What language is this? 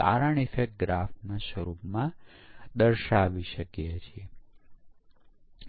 Gujarati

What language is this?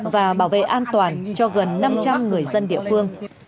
Vietnamese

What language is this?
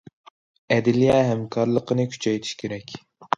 Uyghur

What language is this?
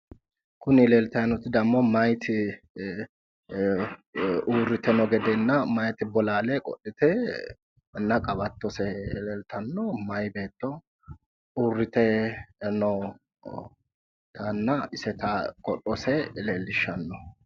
Sidamo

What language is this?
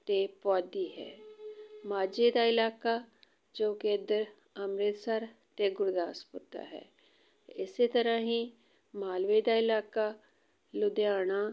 Punjabi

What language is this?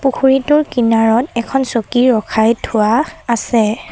Assamese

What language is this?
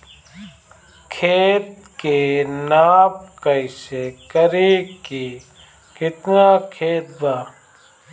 Bhojpuri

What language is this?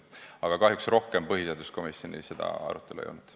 Estonian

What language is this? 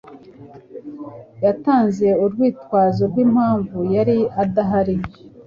Kinyarwanda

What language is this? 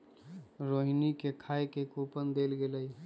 Magahi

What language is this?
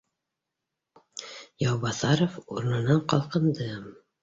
Bashkir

